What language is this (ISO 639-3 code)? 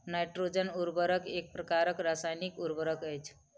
mai